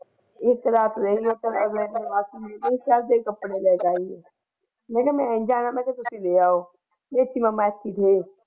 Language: Punjabi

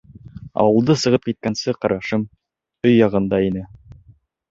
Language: Bashkir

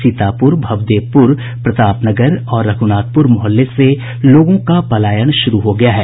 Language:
Hindi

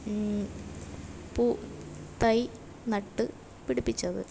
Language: Malayalam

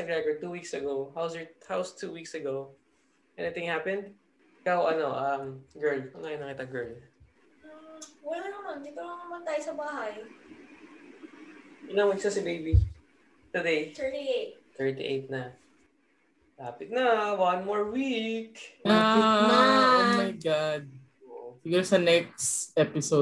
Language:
Filipino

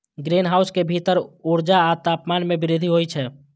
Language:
Maithili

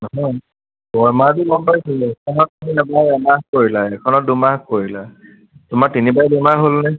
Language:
Assamese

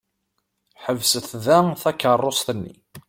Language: Kabyle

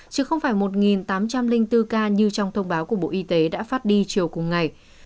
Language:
Vietnamese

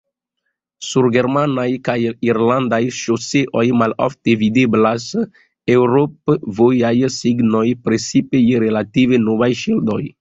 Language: Esperanto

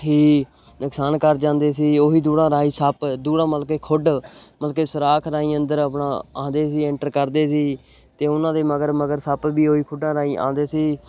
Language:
Punjabi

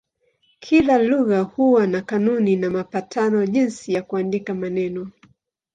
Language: Swahili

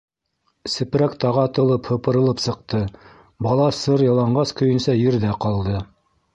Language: Bashkir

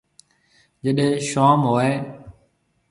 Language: Marwari (Pakistan)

